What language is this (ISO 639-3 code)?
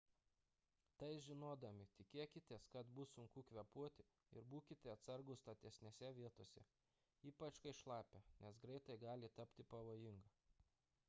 lit